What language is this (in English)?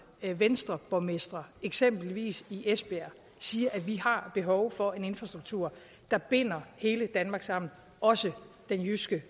Danish